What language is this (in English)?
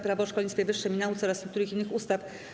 Polish